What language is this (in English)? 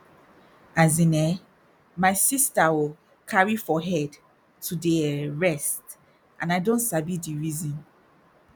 Nigerian Pidgin